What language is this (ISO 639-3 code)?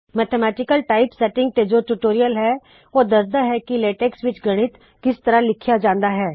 pan